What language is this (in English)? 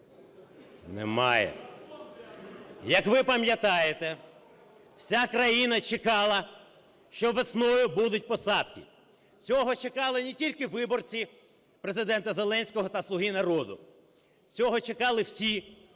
Ukrainian